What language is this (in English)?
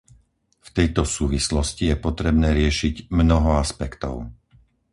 Slovak